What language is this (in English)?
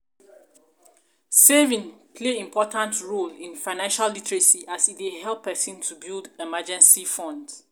Nigerian Pidgin